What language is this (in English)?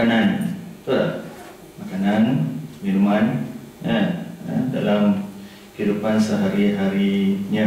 Malay